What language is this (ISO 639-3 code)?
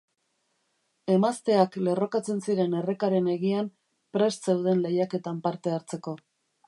eus